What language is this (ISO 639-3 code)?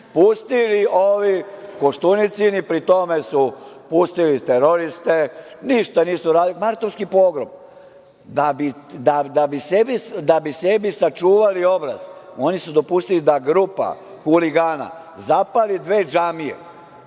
srp